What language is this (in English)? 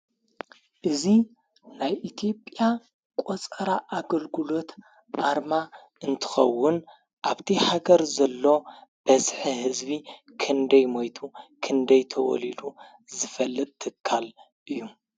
Tigrinya